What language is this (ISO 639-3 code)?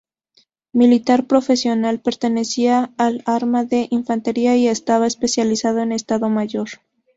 spa